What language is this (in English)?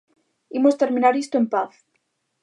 Galician